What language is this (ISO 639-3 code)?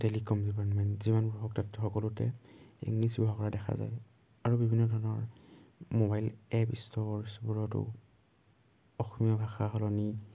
asm